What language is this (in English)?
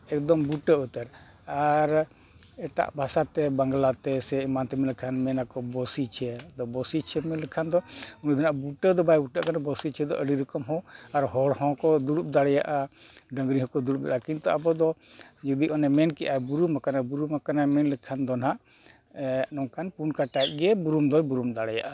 Santali